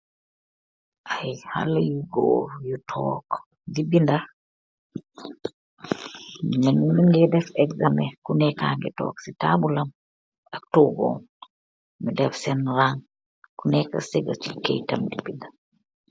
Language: Wolof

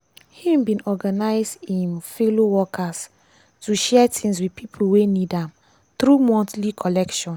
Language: Nigerian Pidgin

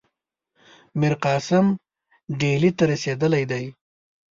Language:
Pashto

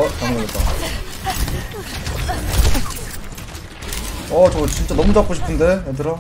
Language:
Korean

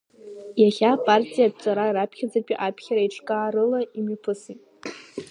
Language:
Abkhazian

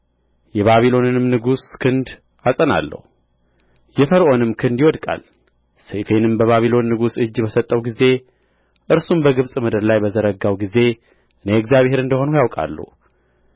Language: Amharic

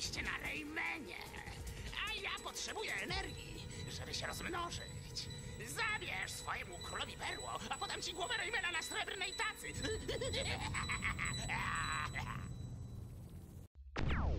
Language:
Polish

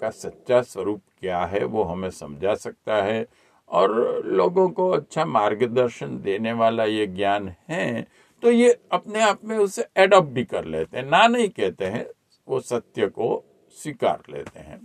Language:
Hindi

